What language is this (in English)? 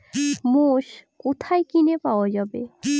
Bangla